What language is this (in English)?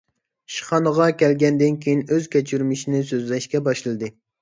Uyghur